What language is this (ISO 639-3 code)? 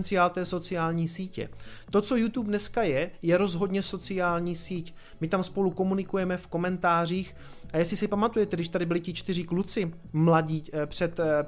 ces